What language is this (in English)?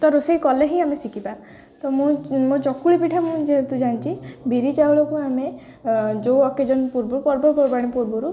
Odia